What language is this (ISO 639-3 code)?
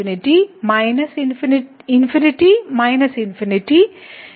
mal